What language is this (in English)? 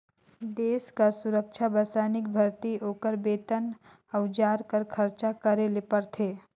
Chhattisgarhi